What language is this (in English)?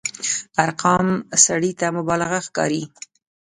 Pashto